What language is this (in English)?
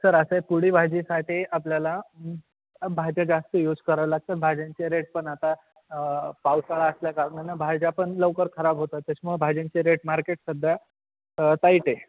Marathi